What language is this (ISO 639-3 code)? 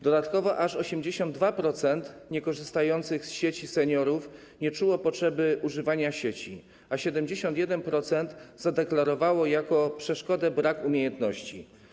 pol